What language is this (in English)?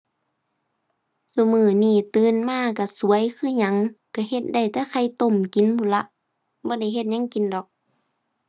Thai